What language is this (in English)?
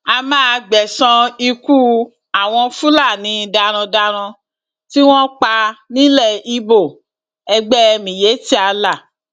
Yoruba